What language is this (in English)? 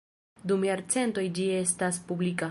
Esperanto